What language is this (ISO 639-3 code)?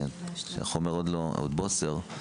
heb